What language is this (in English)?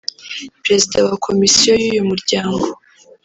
Kinyarwanda